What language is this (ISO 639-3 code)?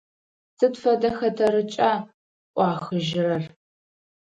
ady